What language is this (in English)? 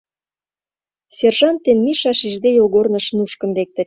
Mari